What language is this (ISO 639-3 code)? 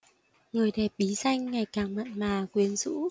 vie